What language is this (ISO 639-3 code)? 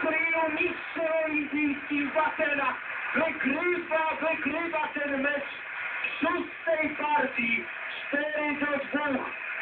pol